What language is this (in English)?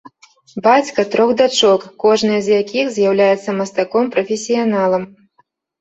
Belarusian